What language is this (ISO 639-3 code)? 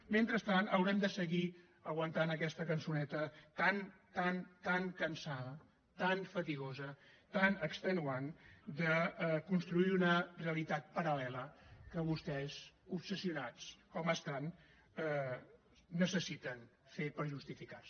cat